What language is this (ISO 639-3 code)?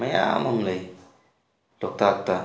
mni